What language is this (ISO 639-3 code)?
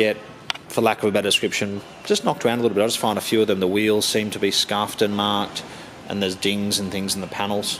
eng